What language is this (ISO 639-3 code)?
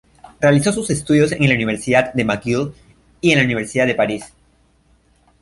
spa